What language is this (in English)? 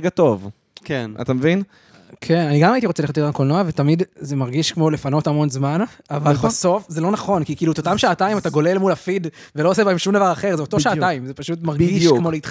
Hebrew